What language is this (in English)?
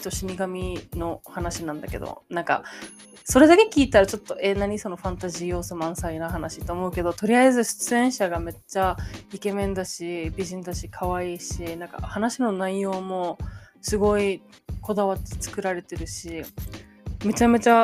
Japanese